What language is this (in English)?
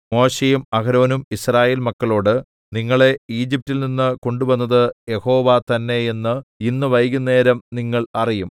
Malayalam